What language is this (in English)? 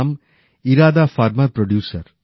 Bangla